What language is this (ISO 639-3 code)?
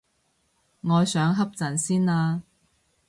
yue